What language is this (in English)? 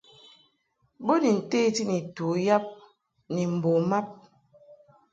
Mungaka